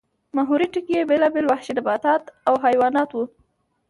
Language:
Pashto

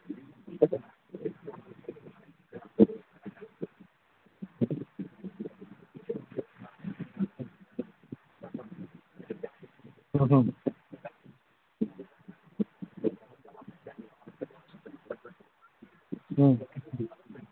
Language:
Manipuri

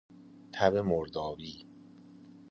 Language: Persian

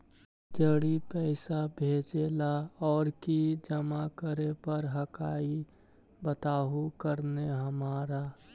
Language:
Magahi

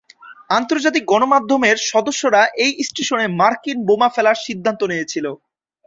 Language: Bangla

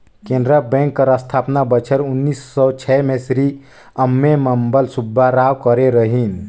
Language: Chhattisgarhi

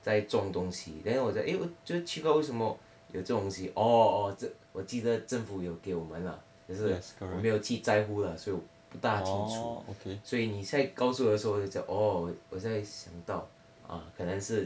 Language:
English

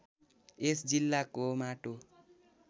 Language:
Nepali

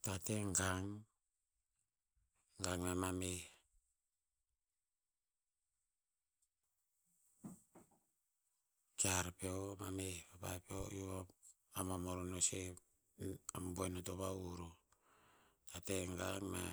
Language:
Tinputz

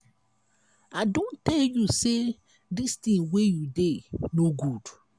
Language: Nigerian Pidgin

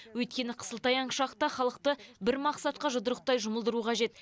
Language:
Kazakh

